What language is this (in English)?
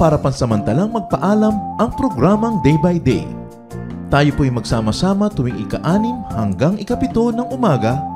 Filipino